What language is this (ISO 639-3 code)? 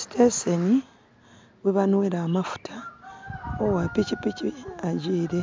xog